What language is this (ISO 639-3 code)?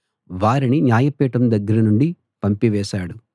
tel